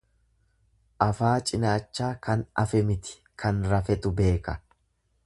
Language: Oromo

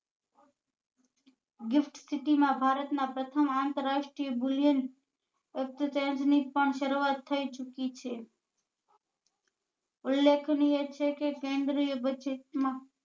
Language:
Gujarati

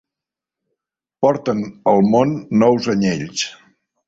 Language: Catalan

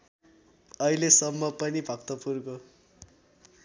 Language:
Nepali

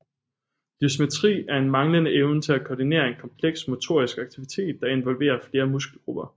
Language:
Danish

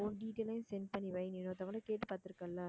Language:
Tamil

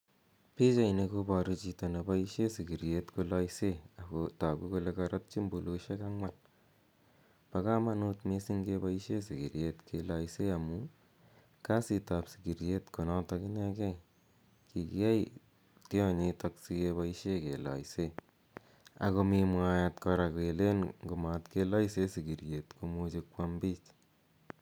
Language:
Kalenjin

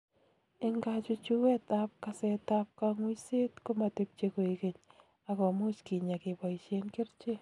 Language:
Kalenjin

